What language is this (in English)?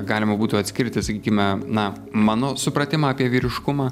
Lithuanian